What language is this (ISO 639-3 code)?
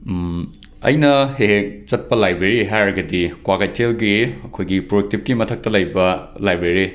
mni